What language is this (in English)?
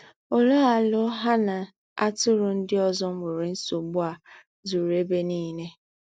Igbo